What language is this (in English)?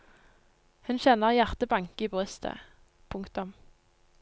Norwegian